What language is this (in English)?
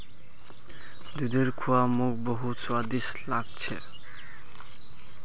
Magahi